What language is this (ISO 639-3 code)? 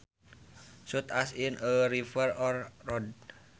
sun